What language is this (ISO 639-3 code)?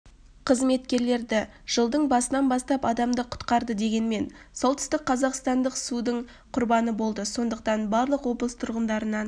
kaz